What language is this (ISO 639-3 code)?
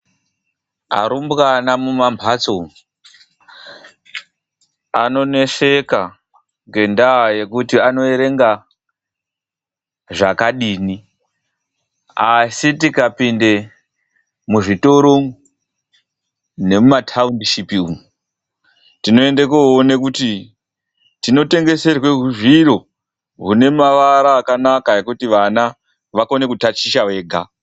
ndc